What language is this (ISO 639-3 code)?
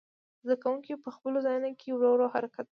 pus